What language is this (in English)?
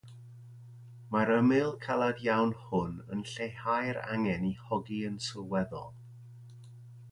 Welsh